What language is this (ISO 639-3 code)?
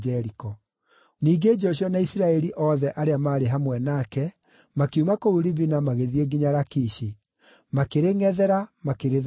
kik